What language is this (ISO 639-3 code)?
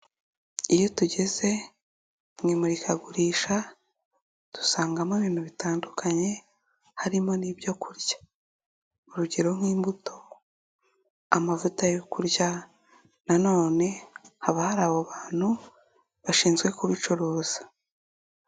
kin